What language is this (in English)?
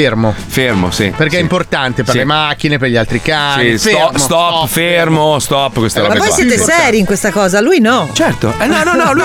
Italian